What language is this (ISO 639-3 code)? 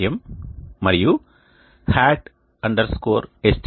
tel